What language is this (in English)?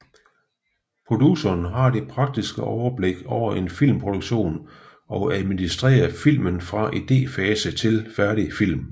Danish